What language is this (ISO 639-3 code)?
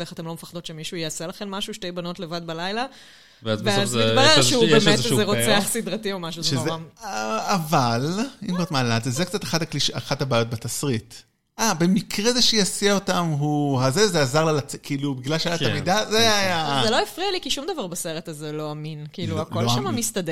heb